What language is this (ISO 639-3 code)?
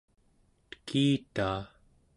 esu